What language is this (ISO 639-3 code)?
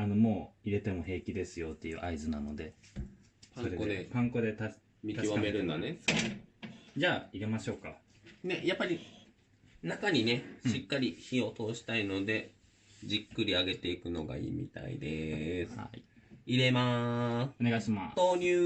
jpn